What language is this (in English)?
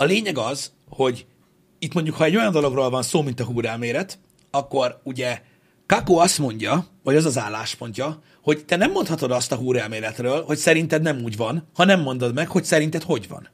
Hungarian